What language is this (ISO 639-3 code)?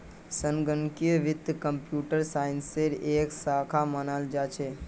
mag